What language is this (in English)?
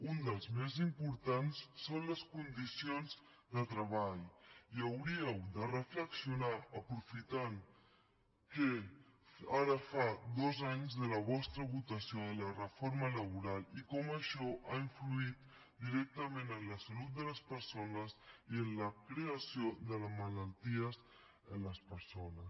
Catalan